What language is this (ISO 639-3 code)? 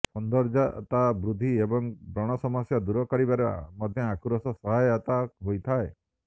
ori